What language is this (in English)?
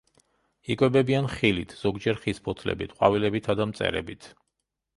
Georgian